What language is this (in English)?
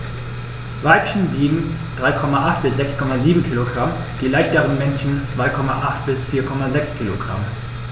German